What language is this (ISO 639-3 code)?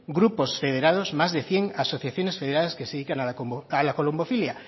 spa